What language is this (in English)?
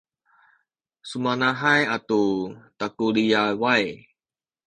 Sakizaya